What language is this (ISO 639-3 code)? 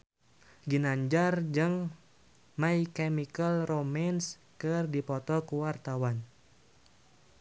sun